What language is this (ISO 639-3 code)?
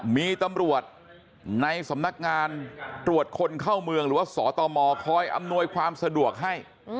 tha